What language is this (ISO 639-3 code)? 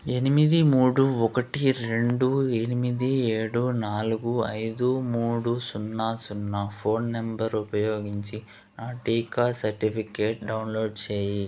tel